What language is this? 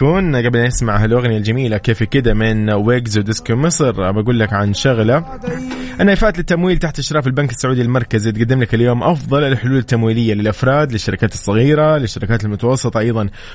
Arabic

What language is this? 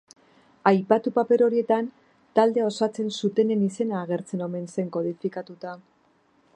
Basque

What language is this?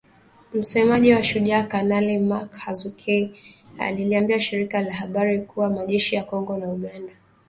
Swahili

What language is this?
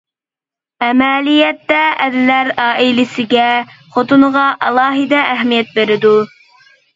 Uyghur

